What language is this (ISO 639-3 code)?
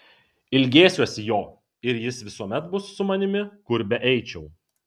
lit